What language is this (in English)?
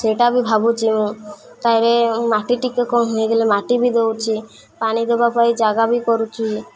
Odia